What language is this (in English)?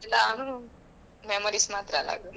Kannada